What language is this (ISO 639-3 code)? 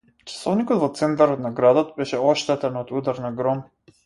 mkd